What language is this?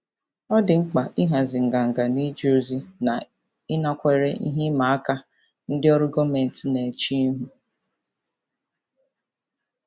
Igbo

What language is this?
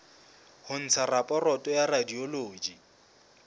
Southern Sotho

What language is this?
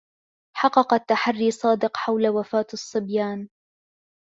Arabic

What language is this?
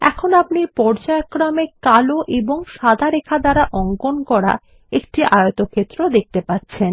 Bangla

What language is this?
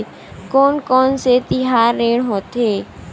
Chhattisgarhi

